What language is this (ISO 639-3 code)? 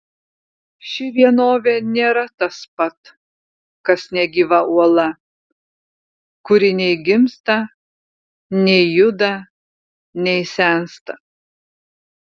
lit